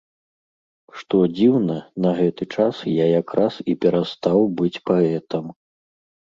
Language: Belarusian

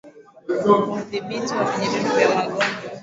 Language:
Swahili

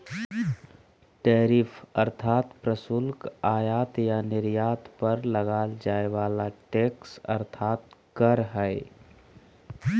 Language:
Magahi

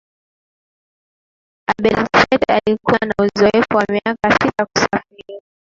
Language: Swahili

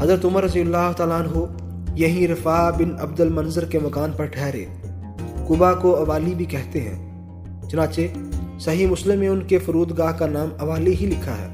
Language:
Urdu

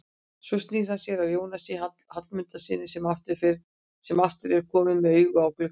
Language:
Icelandic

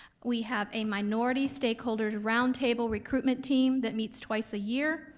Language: English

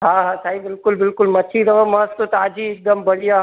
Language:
Sindhi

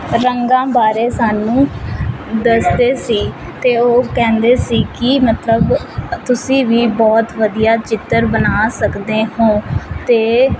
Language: Punjabi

